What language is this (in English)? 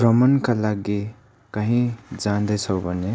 Nepali